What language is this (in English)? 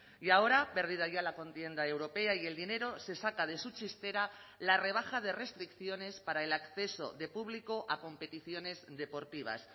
Spanish